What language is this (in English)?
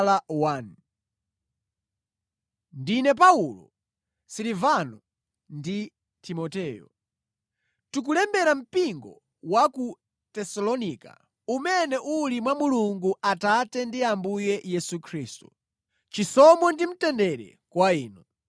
Nyanja